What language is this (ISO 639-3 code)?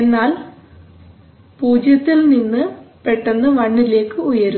mal